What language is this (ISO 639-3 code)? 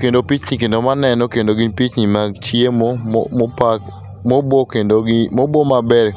luo